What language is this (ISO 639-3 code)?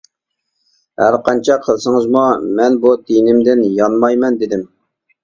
uig